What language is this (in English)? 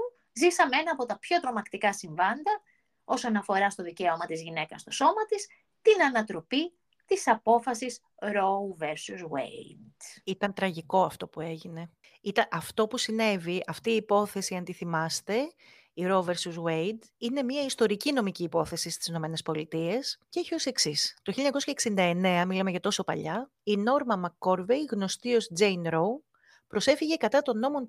Greek